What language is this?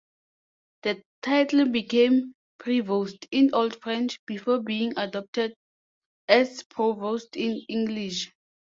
English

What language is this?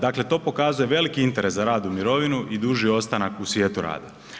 Croatian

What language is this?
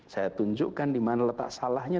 Indonesian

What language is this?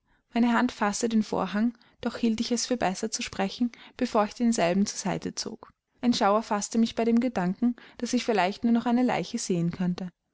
German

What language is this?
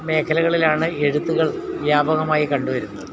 Malayalam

